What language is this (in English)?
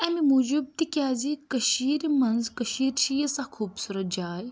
Kashmiri